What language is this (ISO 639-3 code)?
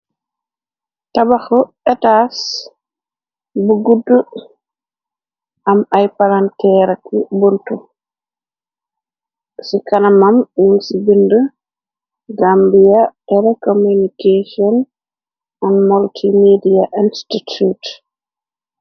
wol